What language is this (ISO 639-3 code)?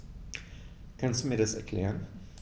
deu